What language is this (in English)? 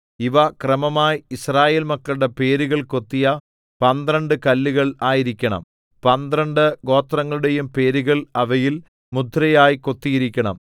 Malayalam